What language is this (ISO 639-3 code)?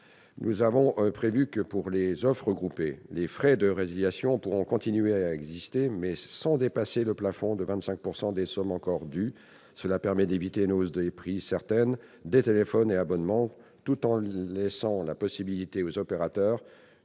fra